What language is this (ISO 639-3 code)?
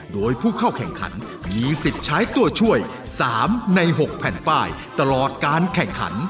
tha